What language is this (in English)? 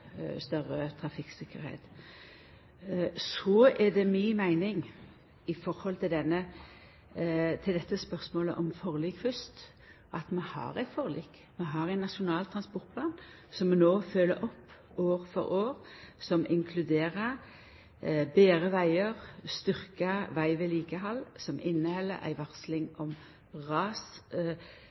Norwegian Nynorsk